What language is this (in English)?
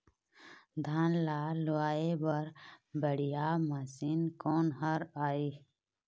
Chhattisgarhi